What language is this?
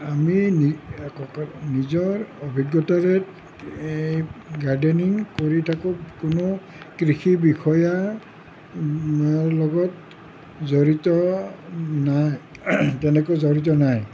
Assamese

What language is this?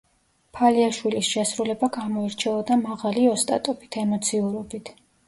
Georgian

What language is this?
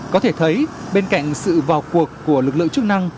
Vietnamese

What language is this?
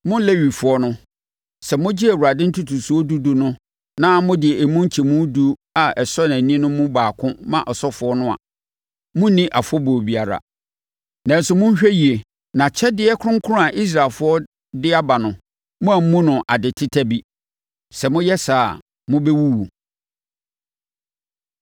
Akan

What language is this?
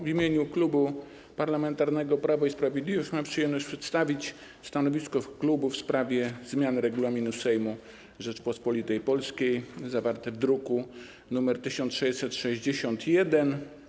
Polish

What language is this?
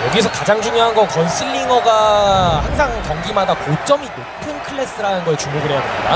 Korean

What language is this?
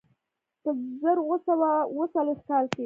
Pashto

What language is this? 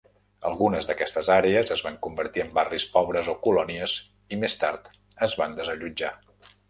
Catalan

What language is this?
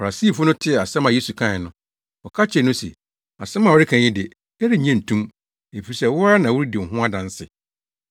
Akan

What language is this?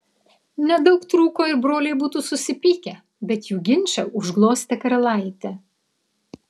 Lithuanian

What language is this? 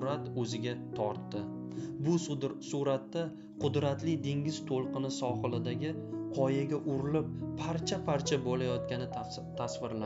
Turkish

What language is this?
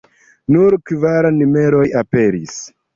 Esperanto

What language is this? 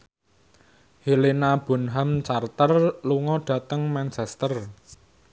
Javanese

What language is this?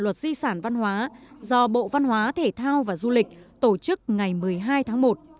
Vietnamese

